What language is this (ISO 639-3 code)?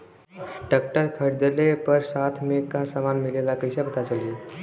bho